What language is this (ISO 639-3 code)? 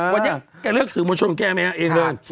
tha